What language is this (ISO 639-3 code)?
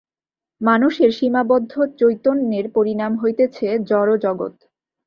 ben